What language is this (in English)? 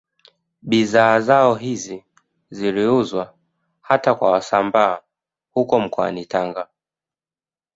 Swahili